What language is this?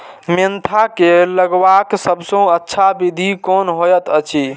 Maithili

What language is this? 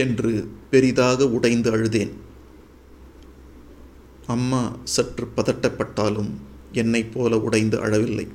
Tamil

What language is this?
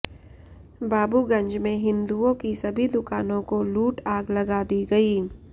Hindi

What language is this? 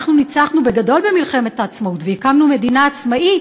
Hebrew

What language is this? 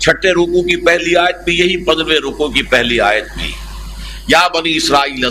Urdu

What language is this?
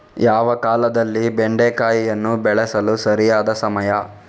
Kannada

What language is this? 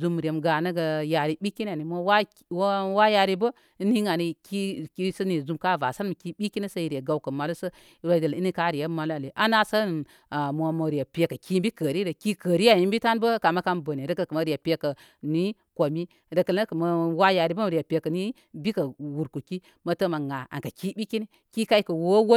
Koma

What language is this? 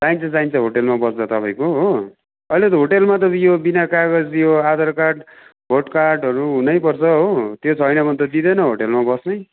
Nepali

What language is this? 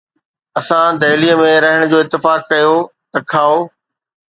Sindhi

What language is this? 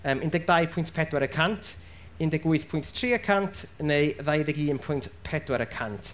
Welsh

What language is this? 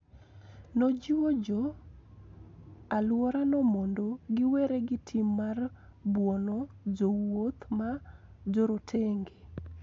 Luo (Kenya and Tanzania)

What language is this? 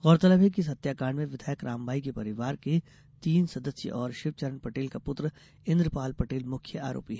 Hindi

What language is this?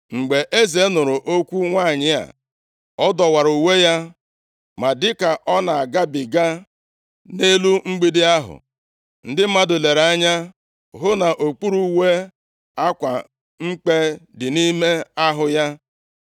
Igbo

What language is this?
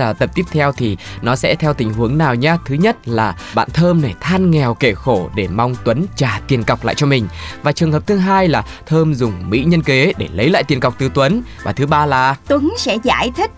Vietnamese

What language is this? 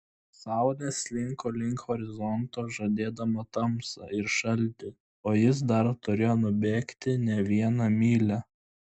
Lithuanian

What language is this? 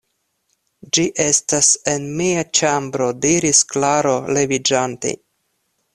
Esperanto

